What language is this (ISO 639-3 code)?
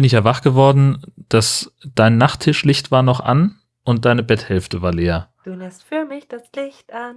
deu